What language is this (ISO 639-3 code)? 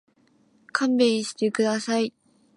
jpn